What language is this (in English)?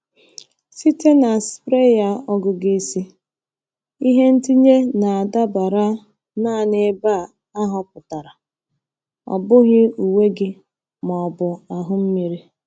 Igbo